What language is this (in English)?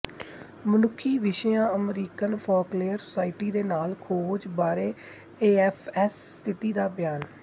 Punjabi